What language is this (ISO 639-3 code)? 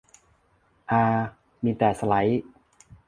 tha